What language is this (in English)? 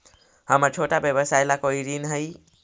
Magahi